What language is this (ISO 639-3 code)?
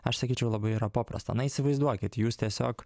lit